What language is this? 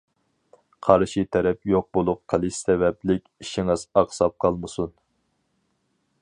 Uyghur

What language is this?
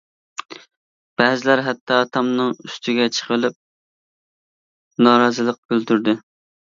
Uyghur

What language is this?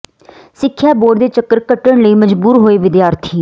Punjabi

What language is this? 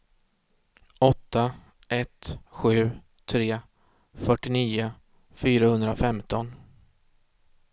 Swedish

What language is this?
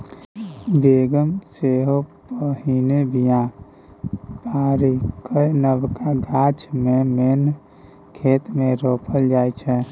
Maithili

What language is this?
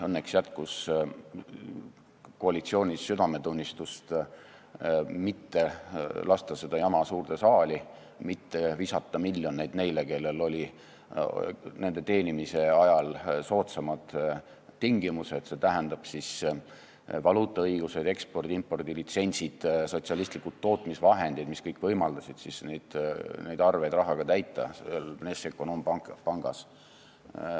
Estonian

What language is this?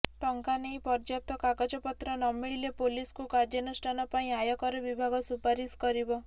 Odia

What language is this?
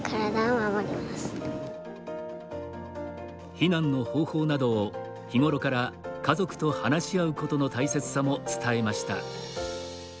Japanese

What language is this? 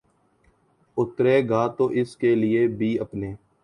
Urdu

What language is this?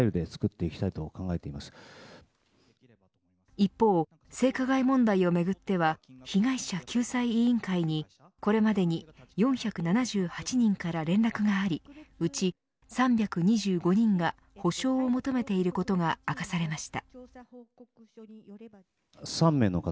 Japanese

